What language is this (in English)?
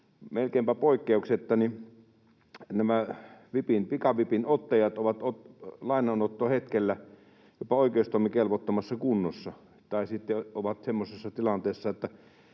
Finnish